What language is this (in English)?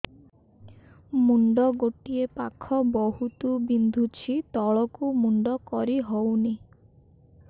Odia